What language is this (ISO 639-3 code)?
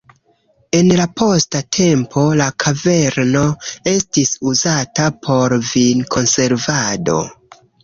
epo